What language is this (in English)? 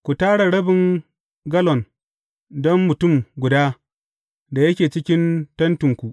Hausa